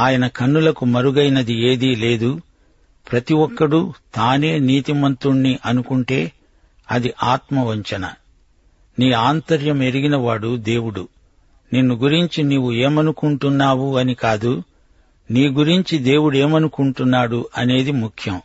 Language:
Telugu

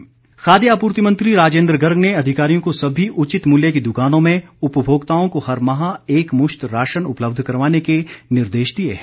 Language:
Hindi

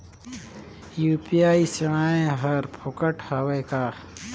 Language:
Chhattisgarhi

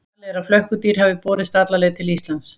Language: Icelandic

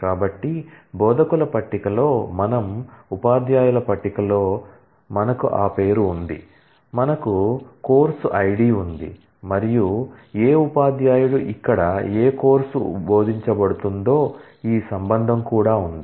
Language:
Telugu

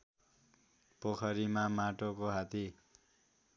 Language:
Nepali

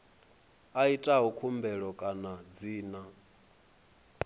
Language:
Venda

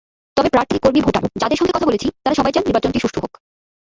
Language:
Bangla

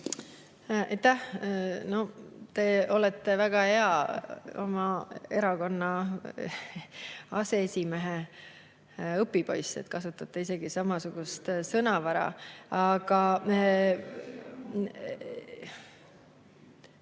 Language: Estonian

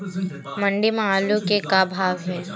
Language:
Chhattisgarhi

